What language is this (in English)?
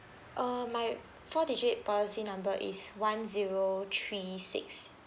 English